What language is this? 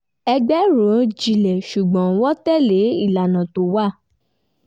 Yoruba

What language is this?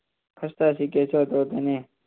Gujarati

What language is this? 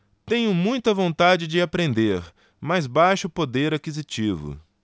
Portuguese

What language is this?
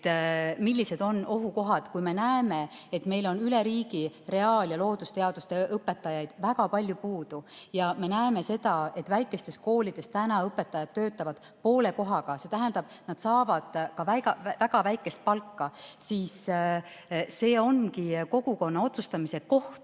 Estonian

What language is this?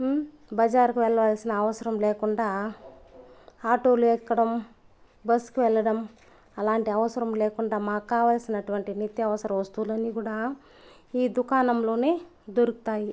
Telugu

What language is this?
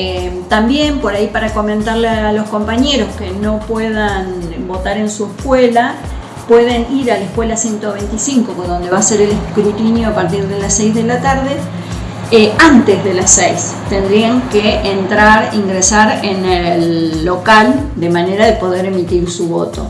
Spanish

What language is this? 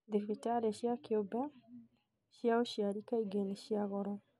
Kikuyu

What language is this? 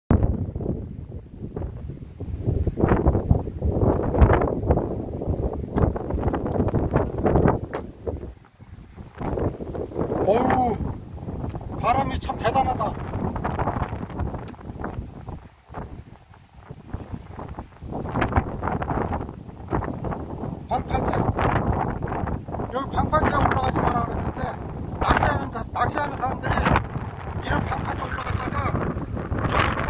Korean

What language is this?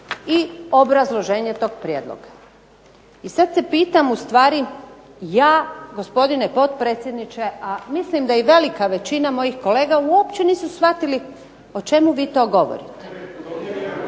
Croatian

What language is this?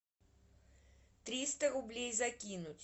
Russian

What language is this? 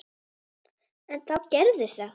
Icelandic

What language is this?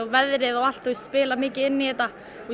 Icelandic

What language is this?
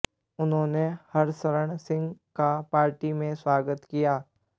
Hindi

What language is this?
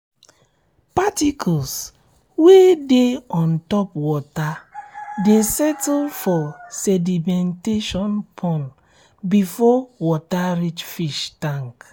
Nigerian Pidgin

